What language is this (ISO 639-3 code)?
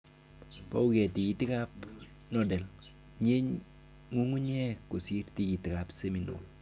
kln